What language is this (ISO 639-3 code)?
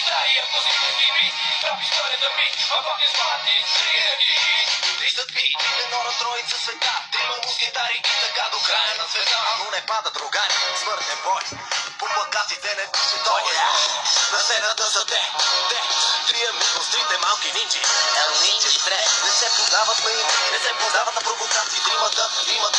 bul